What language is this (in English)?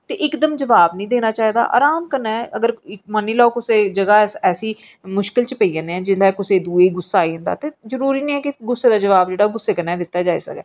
Dogri